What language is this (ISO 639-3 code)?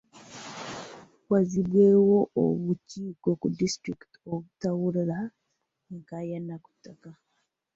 lug